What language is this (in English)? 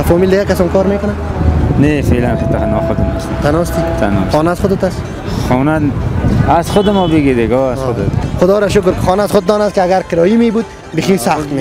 Persian